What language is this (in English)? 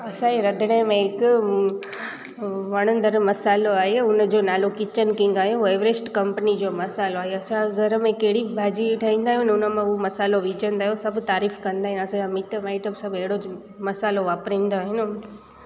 Sindhi